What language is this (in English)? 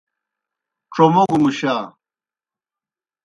Kohistani Shina